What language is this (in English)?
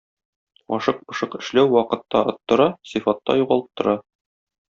Tatar